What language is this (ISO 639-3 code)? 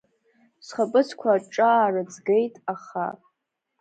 abk